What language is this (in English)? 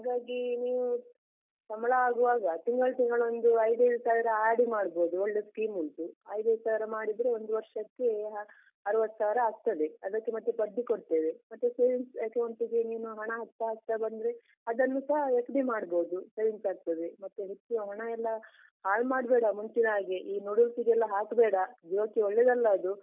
Kannada